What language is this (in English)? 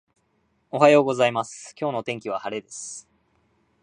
Japanese